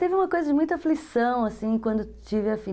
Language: Portuguese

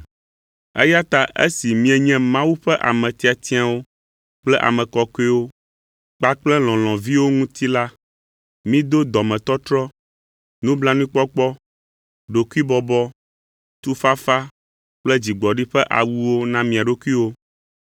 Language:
Ewe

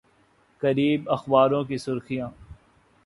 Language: Urdu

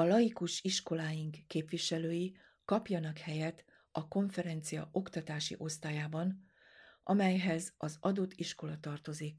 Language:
Hungarian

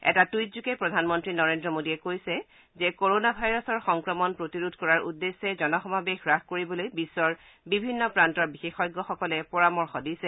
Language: Assamese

